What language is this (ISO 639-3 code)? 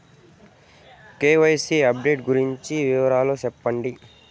tel